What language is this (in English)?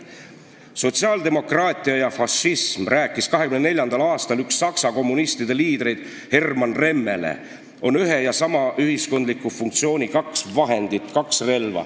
Estonian